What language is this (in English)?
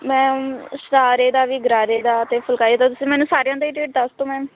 Punjabi